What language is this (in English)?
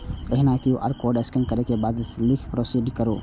Maithili